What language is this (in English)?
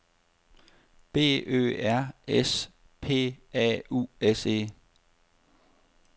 Danish